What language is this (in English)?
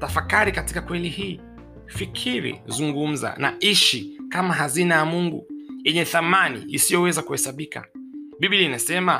Swahili